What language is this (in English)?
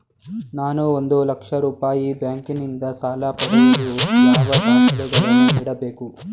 Kannada